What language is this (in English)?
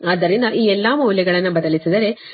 Kannada